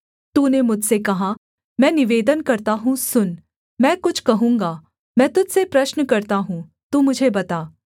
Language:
Hindi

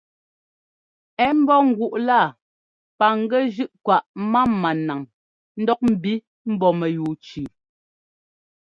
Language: Ngomba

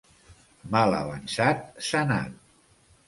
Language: Catalan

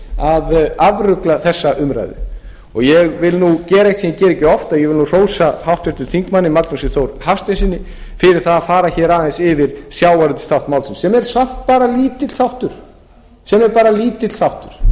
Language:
Icelandic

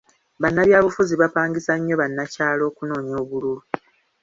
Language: Ganda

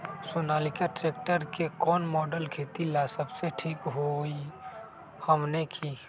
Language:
Magahi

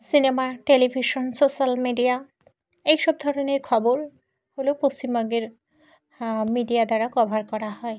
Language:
Bangla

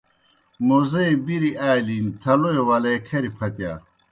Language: Kohistani Shina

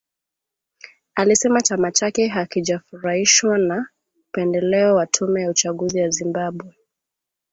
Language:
Swahili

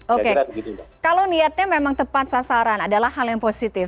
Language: Indonesian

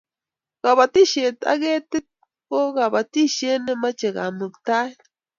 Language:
Kalenjin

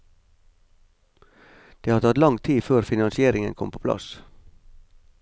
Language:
Norwegian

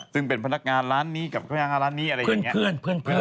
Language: Thai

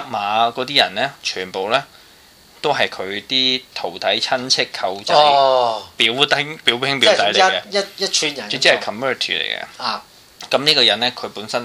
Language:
Chinese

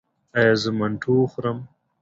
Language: Pashto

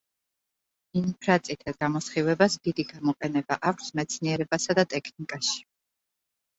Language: Georgian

